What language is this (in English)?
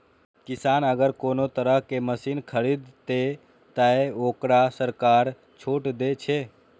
Maithili